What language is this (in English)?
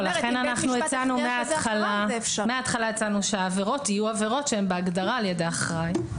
Hebrew